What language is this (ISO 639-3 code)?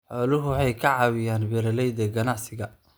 som